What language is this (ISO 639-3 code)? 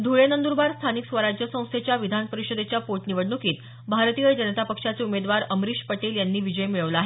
mar